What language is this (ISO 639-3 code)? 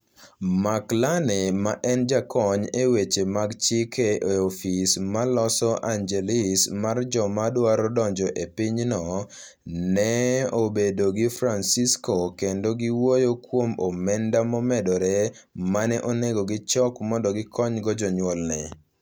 luo